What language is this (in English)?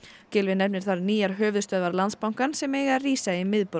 Icelandic